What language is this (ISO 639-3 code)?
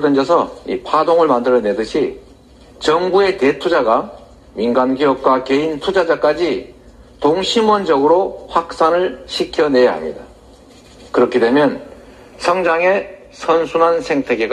kor